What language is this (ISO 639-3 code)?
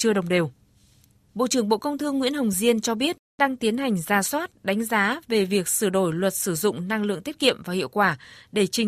vie